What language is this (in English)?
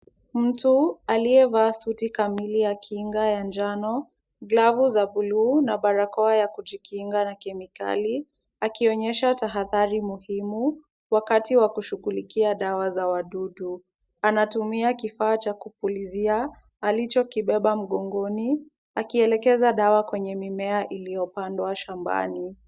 Swahili